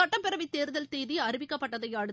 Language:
Tamil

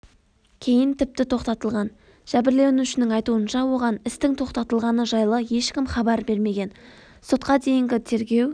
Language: Kazakh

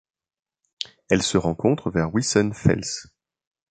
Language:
French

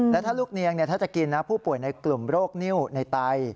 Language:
Thai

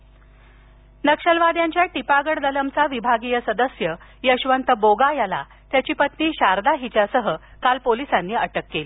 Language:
Marathi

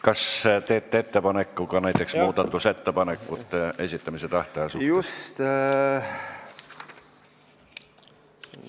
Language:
Estonian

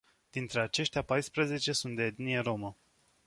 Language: Romanian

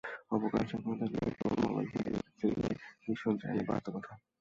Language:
Bangla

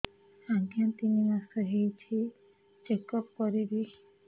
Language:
Odia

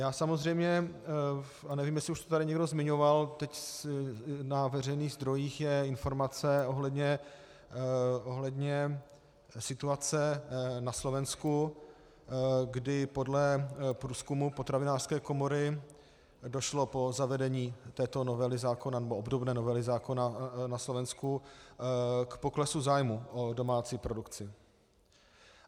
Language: Czech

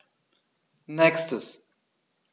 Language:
German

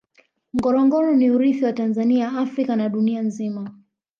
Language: Swahili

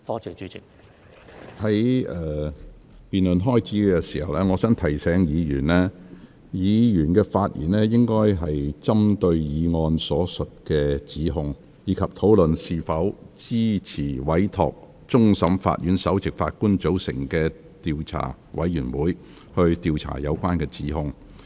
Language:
Cantonese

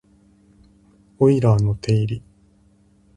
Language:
Japanese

